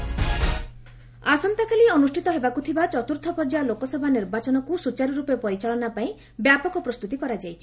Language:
Odia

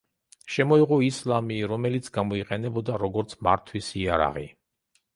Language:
Georgian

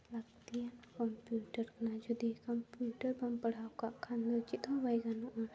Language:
Santali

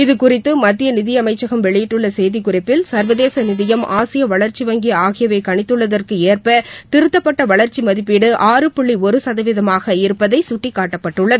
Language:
Tamil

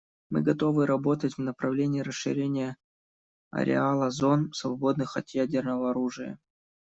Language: Russian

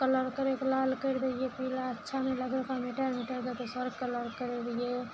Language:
Maithili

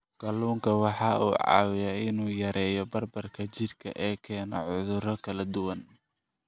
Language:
Somali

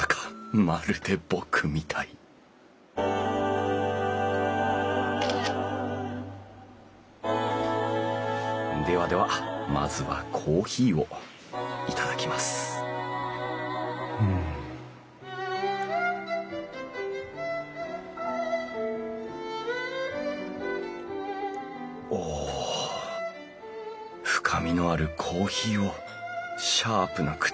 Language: Japanese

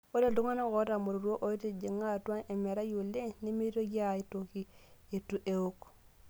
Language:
Masai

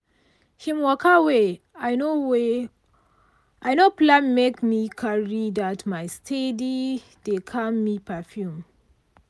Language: Nigerian Pidgin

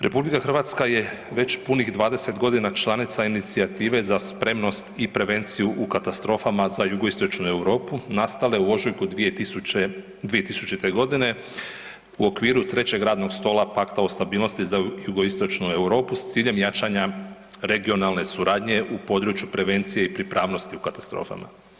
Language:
Croatian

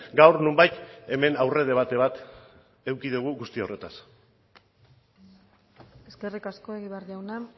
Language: Basque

